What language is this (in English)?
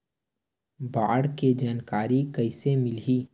Chhattisgarhi